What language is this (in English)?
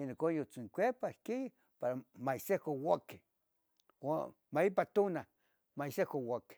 Tetelcingo Nahuatl